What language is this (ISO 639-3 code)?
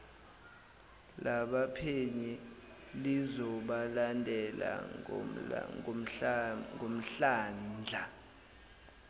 zul